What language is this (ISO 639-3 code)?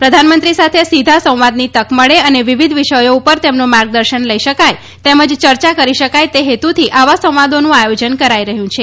guj